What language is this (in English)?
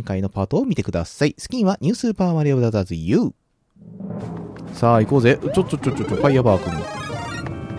Japanese